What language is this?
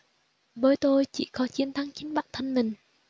Vietnamese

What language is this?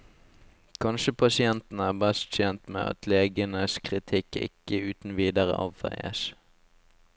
Norwegian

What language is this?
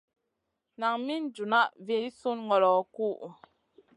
Masana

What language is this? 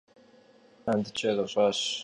Kabardian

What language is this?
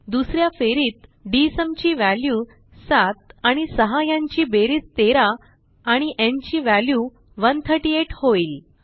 Marathi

